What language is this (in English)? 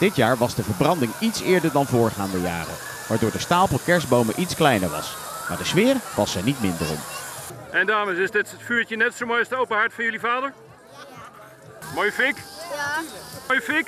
Dutch